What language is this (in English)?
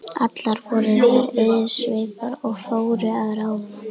Icelandic